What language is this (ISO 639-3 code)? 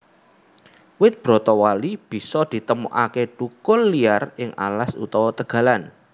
jav